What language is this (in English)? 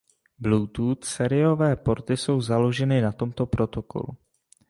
Czech